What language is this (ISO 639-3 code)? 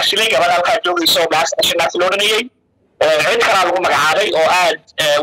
ara